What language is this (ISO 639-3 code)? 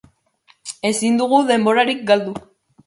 eus